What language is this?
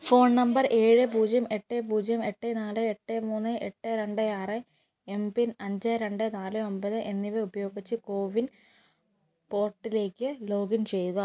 Malayalam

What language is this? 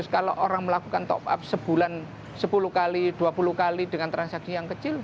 Indonesian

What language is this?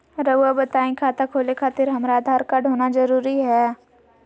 Magahi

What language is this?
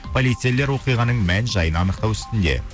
Kazakh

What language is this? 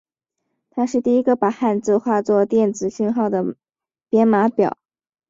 Chinese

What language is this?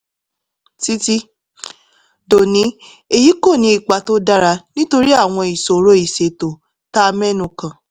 Yoruba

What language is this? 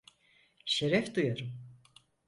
Turkish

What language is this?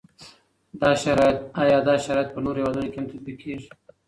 Pashto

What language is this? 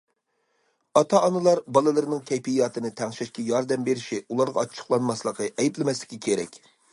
Uyghur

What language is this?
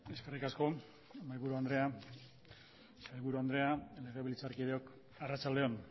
Basque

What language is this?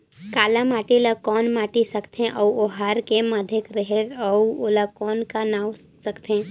Chhattisgarhi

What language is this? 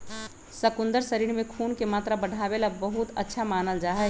Magahi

